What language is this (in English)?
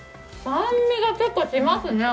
Japanese